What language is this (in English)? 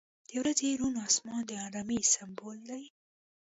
Pashto